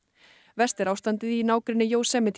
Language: Icelandic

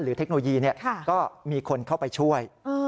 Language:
Thai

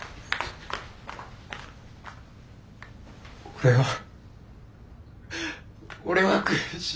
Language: Japanese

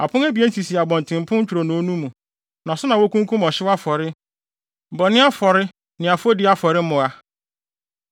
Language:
Akan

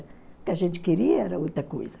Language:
Portuguese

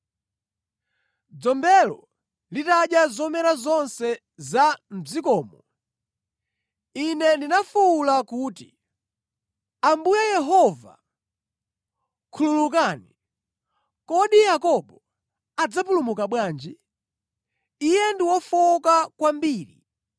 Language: Nyanja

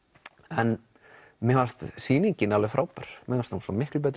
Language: Icelandic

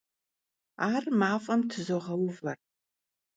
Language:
Kabardian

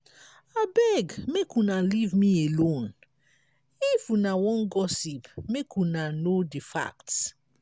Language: Nigerian Pidgin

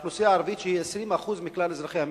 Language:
Hebrew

